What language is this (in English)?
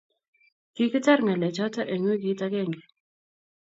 Kalenjin